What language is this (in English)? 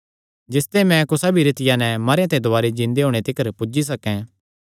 Kangri